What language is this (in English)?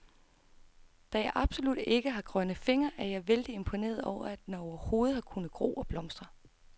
Danish